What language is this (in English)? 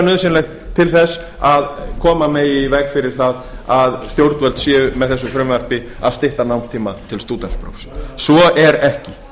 Icelandic